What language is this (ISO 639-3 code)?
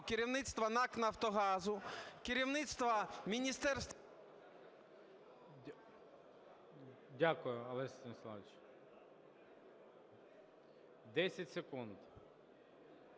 ukr